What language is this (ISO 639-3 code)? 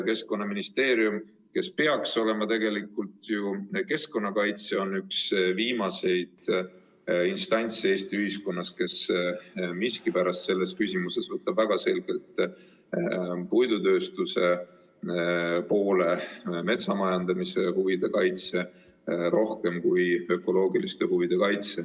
est